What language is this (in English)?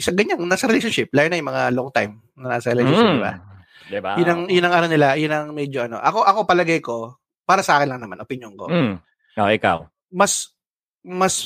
Filipino